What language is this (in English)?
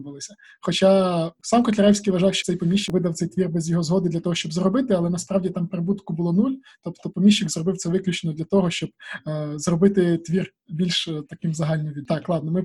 Ukrainian